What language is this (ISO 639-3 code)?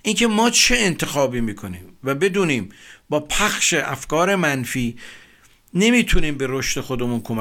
fas